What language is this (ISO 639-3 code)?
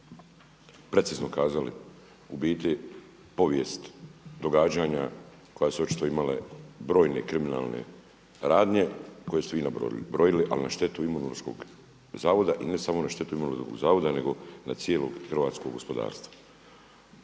hrv